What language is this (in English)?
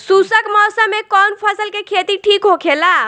Bhojpuri